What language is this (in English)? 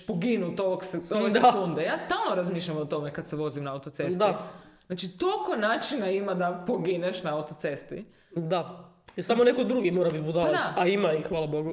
Croatian